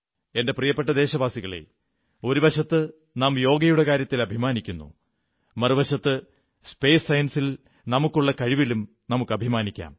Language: Malayalam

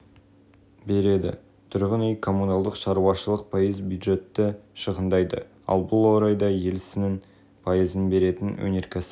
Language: Kazakh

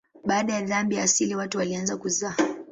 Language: Swahili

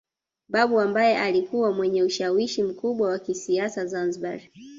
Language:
Swahili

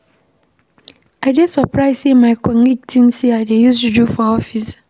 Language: Nigerian Pidgin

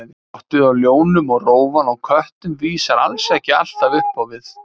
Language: Icelandic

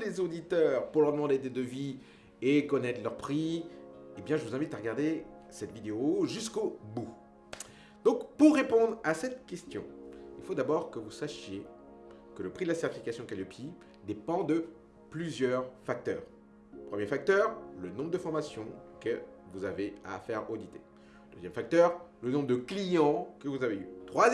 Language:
French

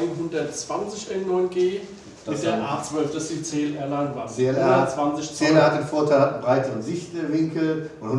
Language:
German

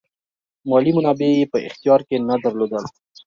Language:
Pashto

